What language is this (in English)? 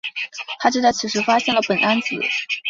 Chinese